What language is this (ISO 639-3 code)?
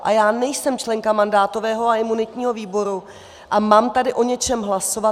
ces